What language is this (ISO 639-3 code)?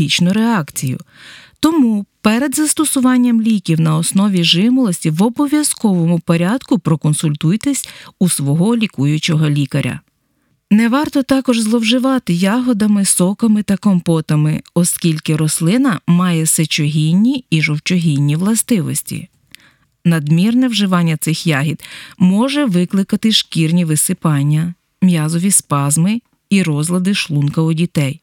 ukr